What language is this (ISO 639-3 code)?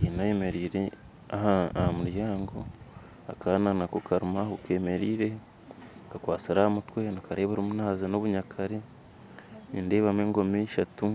nyn